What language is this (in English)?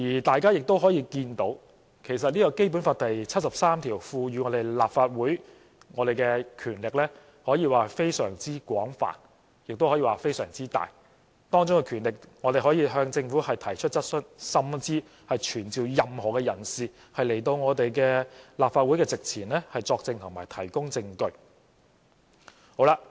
Cantonese